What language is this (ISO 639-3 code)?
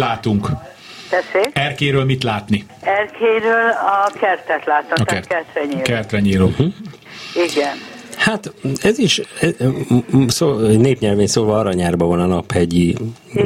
hun